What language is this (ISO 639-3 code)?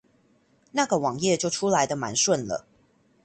zho